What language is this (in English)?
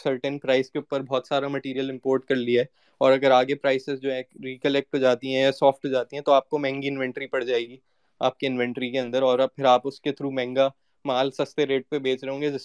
Urdu